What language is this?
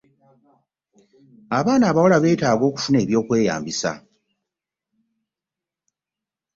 Ganda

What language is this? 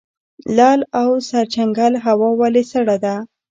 Pashto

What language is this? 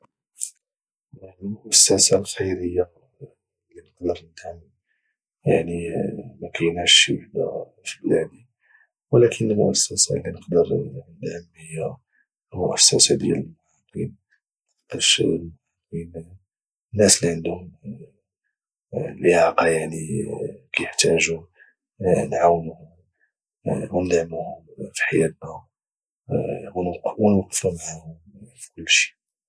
Moroccan Arabic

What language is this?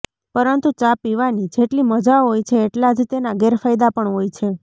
Gujarati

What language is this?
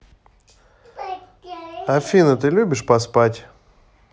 Russian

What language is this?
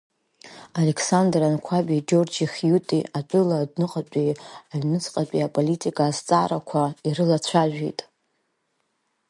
Abkhazian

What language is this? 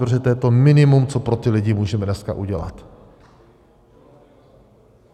Czech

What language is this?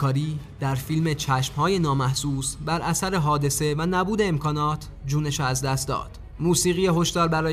Persian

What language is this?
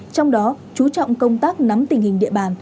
Vietnamese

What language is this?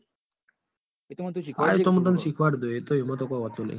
Gujarati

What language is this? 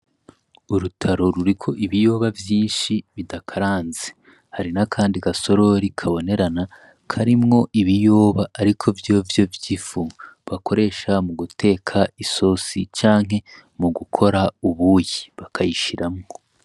Rundi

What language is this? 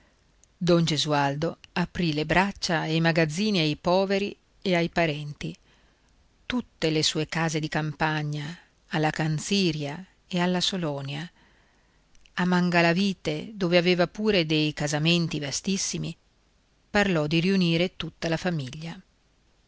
Italian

